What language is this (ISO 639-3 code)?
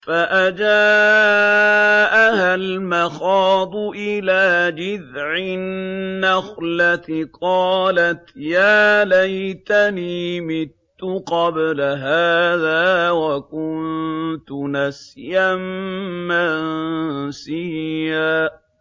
ara